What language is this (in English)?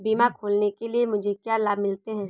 Hindi